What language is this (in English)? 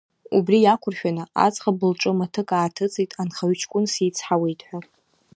Abkhazian